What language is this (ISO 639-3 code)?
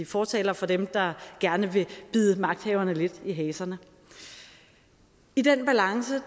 dan